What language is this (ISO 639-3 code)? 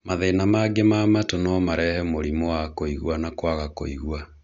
kik